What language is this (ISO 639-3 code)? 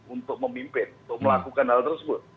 ind